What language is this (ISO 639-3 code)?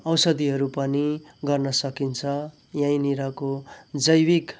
nep